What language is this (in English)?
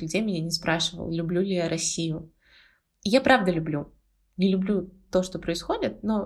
Russian